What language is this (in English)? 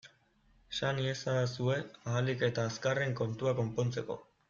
Basque